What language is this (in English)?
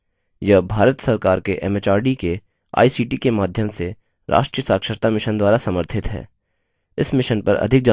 Hindi